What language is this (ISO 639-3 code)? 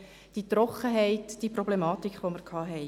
gsw